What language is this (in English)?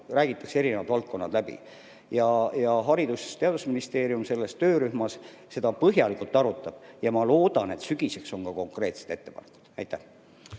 Estonian